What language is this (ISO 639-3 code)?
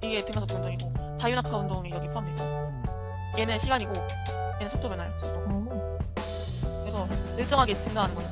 kor